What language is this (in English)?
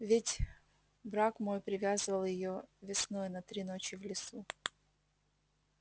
Russian